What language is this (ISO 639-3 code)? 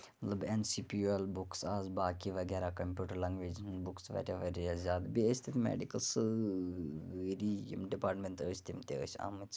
kas